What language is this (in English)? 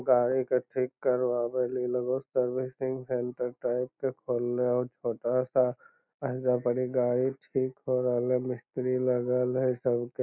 Magahi